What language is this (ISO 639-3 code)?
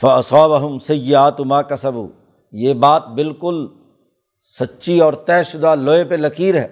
urd